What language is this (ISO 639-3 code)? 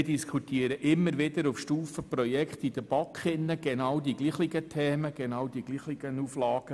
gsw